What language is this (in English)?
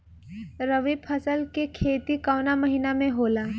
Bhojpuri